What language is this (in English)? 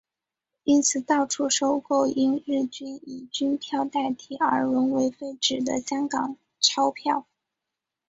Chinese